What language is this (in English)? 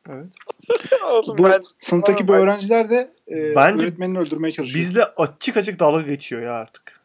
Turkish